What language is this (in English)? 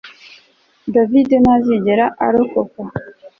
Kinyarwanda